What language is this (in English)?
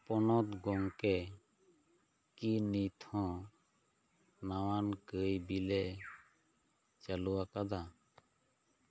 Santali